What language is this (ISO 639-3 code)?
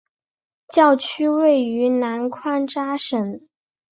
zho